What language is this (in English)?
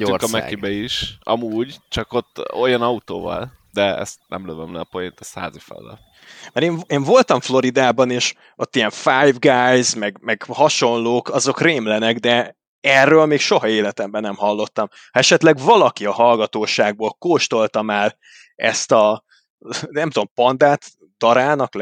Hungarian